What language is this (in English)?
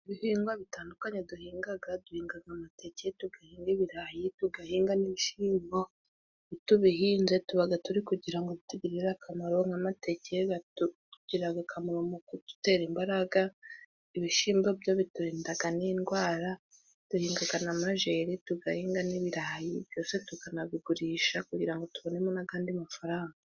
Kinyarwanda